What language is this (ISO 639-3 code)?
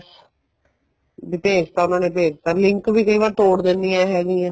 pan